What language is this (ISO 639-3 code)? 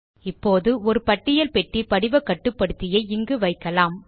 tam